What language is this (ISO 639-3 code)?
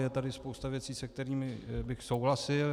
ces